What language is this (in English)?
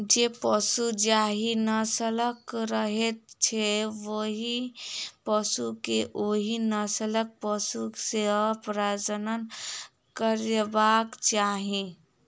Maithili